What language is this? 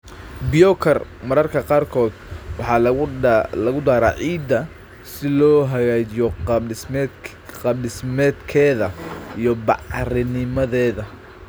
Somali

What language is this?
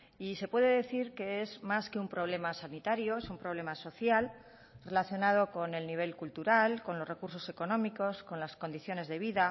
Spanish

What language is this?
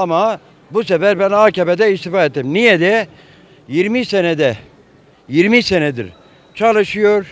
Turkish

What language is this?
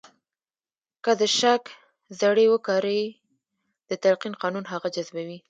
Pashto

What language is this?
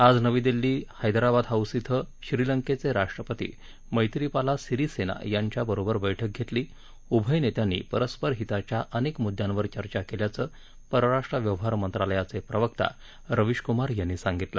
Marathi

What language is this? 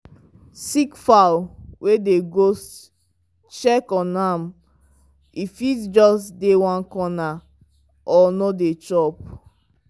Nigerian Pidgin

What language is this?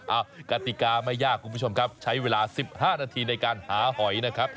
Thai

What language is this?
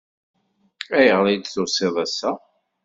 Kabyle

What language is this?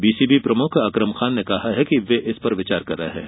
Hindi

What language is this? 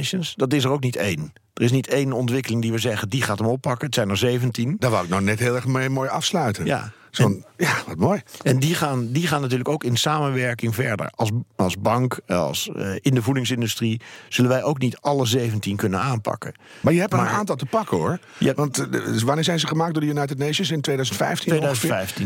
Dutch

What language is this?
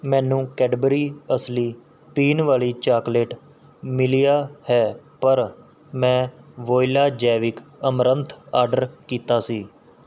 Punjabi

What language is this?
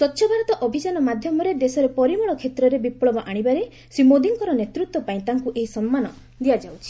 Odia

